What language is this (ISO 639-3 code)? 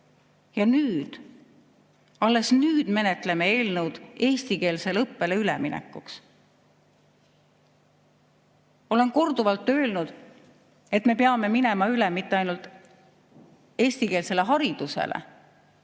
est